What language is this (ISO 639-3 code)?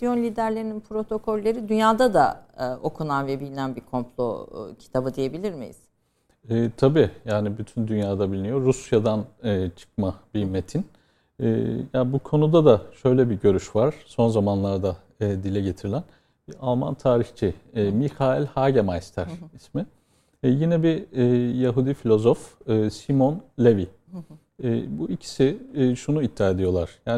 tur